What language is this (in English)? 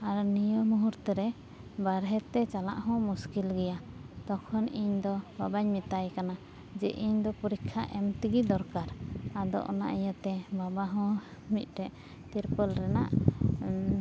Santali